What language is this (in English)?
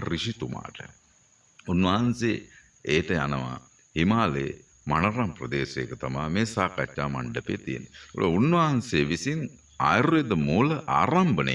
Sinhala